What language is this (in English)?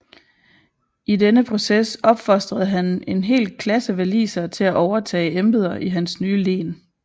Danish